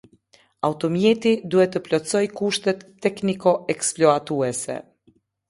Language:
Albanian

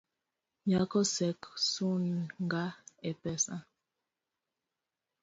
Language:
Luo (Kenya and Tanzania)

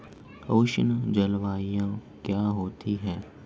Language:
Hindi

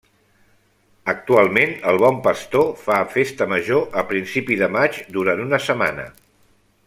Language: Catalan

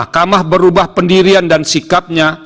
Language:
Indonesian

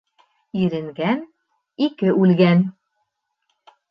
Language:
Bashkir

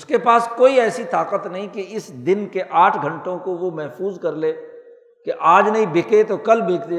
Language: Urdu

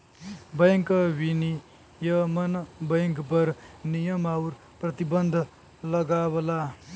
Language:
Bhojpuri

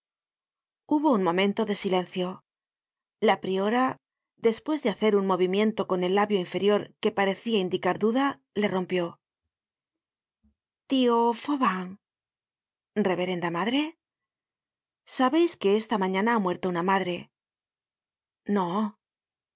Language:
Spanish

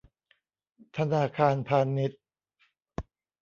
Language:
Thai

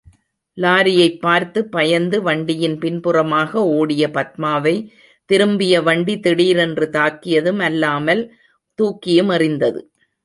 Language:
Tamil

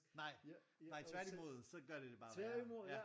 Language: Danish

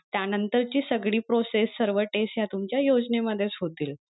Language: Marathi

